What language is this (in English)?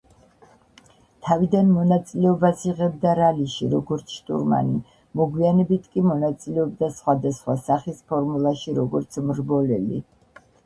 Georgian